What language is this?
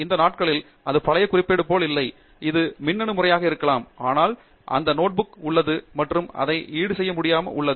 Tamil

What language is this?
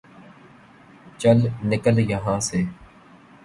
Urdu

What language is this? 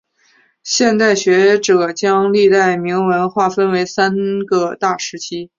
Chinese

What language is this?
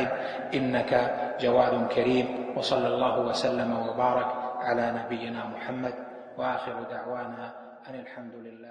Arabic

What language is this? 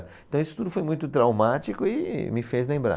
Portuguese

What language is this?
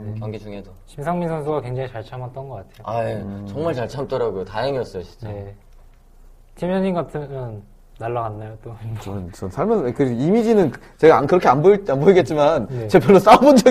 Korean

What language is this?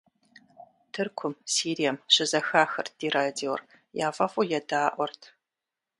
Kabardian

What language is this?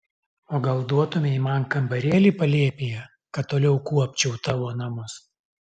Lithuanian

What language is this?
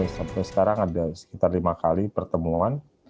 Indonesian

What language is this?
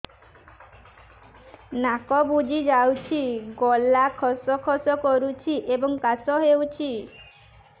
Odia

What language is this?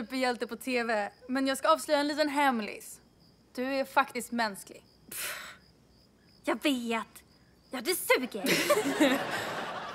Swedish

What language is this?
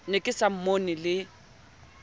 Southern Sotho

